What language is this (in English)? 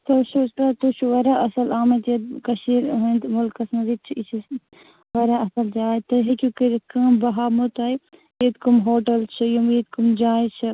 Kashmiri